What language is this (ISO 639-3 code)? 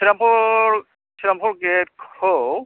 brx